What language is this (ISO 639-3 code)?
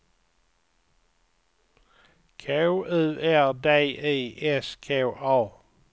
swe